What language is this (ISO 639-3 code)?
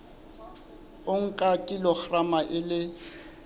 sot